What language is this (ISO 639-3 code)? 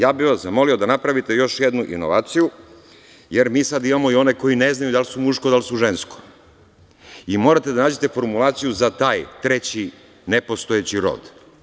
srp